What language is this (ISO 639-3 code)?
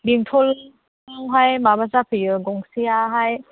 brx